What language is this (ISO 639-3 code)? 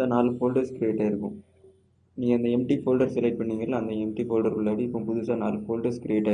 tam